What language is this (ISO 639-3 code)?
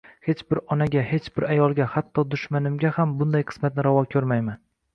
uzb